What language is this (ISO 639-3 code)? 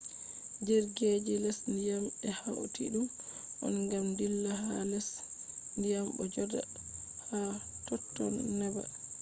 ful